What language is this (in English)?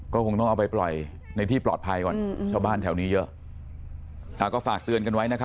Thai